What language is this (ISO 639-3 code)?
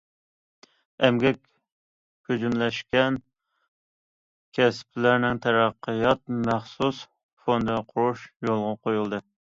uig